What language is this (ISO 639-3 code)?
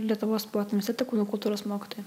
lit